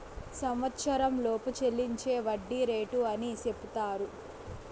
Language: Telugu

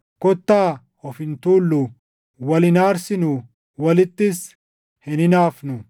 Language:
Oromo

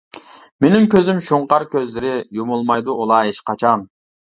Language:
Uyghur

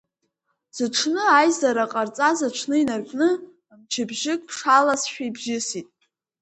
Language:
Abkhazian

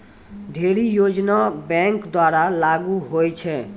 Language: Maithili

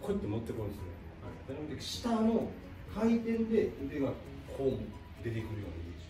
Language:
Japanese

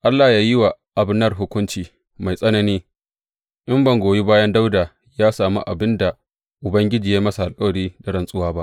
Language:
Hausa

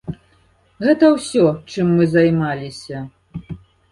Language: Belarusian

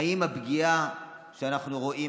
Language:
Hebrew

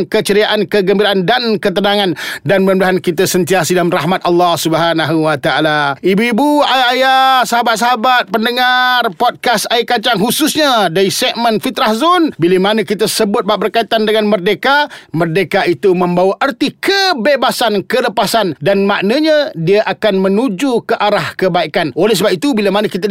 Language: Malay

